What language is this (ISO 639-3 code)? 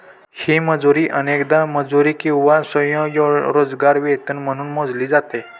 mar